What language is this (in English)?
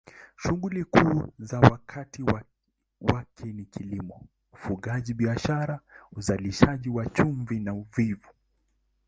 Swahili